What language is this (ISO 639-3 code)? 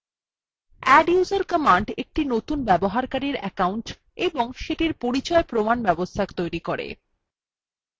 ben